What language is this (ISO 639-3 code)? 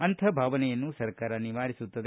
kan